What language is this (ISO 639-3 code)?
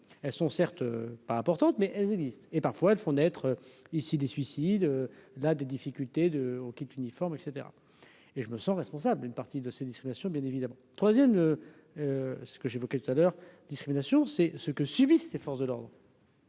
fra